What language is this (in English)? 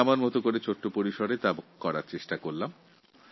Bangla